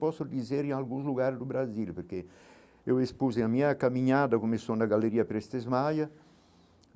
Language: Portuguese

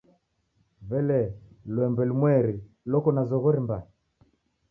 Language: Taita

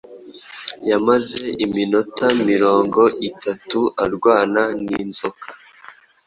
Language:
Kinyarwanda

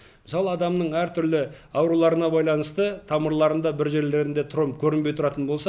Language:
Kazakh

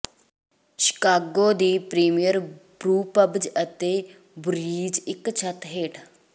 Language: Punjabi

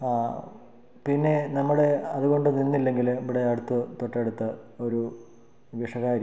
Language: Malayalam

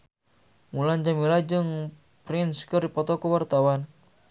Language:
Sundanese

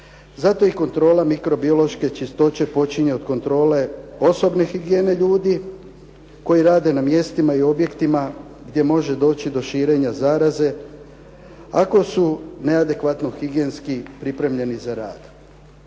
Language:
Croatian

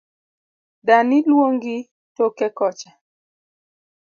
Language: Luo (Kenya and Tanzania)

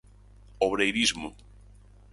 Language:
Galician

